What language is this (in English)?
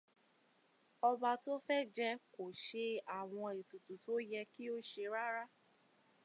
Yoruba